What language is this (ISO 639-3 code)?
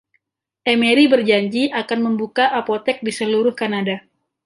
ind